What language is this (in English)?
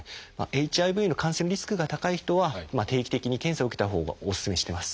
Japanese